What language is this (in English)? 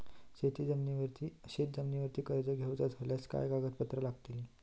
Marathi